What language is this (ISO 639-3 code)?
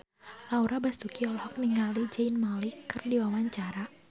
sun